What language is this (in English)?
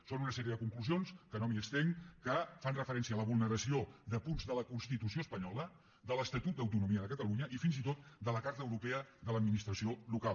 Catalan